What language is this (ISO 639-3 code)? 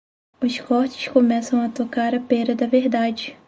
por